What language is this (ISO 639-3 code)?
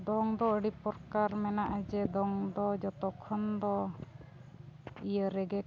sat